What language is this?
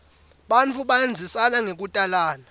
Swati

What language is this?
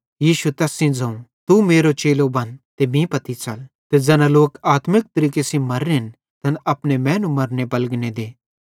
Bhadrawahi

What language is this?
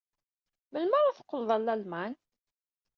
Kabyle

